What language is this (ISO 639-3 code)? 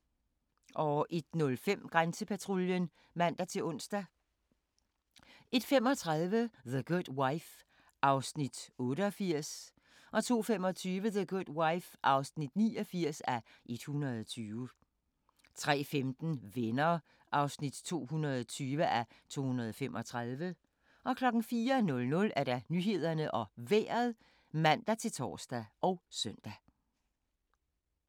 dan